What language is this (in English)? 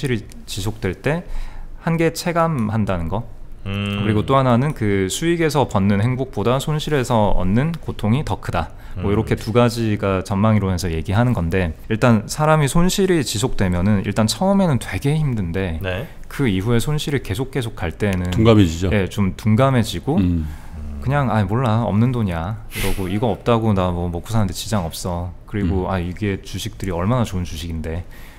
Korean